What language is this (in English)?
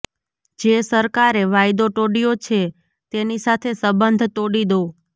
Gujarati